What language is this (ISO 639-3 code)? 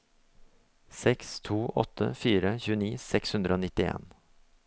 nor